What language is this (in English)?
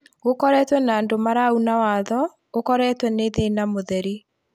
Kikuyu